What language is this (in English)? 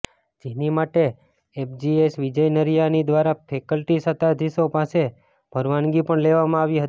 Gujarati